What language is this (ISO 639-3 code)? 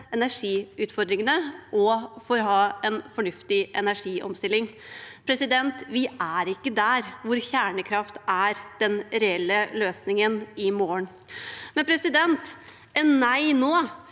nor